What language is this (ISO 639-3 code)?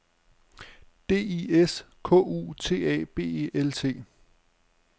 dan